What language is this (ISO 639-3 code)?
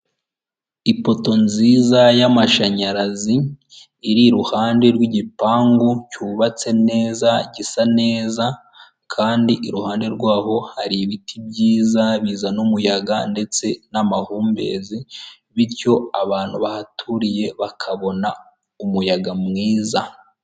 kin